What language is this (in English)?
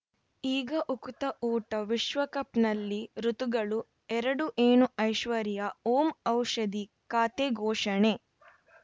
Kannada